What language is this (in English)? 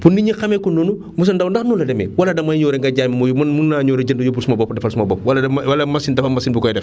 Wolof